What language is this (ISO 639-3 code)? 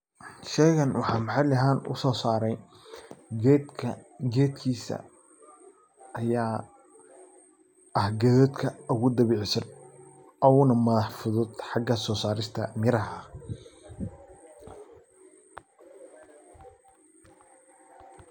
som